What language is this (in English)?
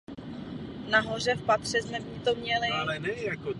Czech